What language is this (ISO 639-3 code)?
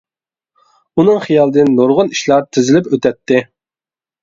uig